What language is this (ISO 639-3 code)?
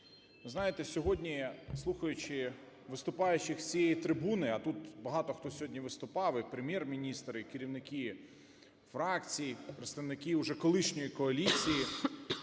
ukr